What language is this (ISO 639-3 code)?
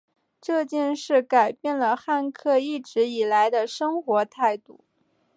zho